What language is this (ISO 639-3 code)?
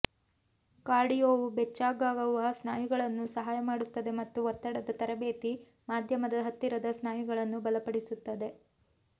kan